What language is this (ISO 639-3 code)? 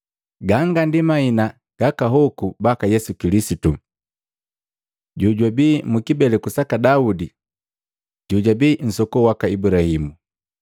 mgv